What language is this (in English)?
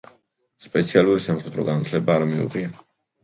Georgian